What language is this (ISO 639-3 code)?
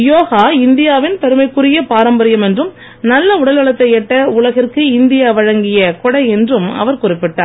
tam